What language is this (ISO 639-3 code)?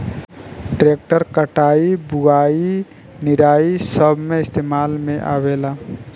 bho